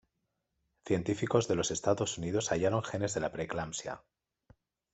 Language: Spanish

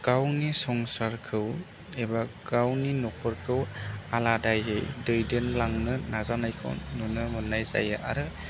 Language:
Bodo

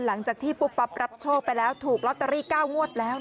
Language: Thai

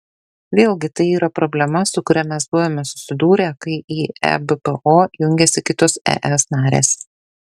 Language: Lithuanian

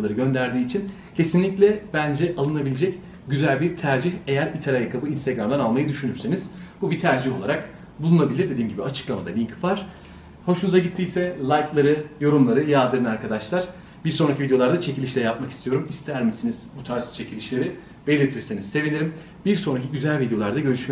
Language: Turkish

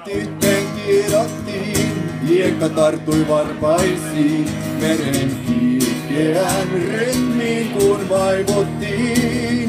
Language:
Finnish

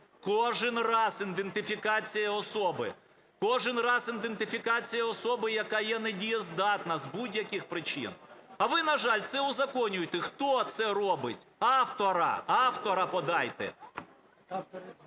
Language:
Ukrainian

